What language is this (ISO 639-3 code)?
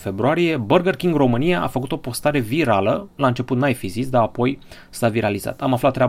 ron